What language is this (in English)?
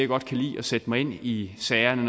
Danish